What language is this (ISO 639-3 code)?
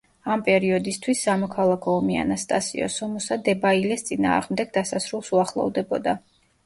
kat